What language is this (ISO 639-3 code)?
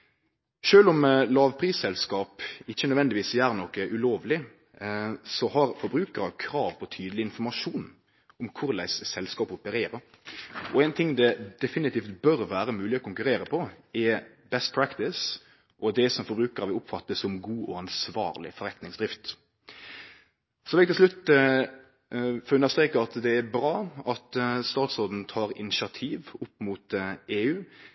nno